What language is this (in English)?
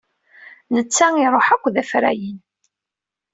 Kabyle